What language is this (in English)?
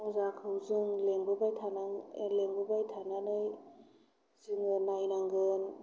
Bodo